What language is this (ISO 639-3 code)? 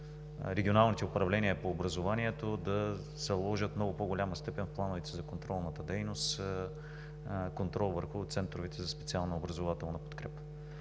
bul